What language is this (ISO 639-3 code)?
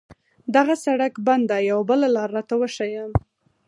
pus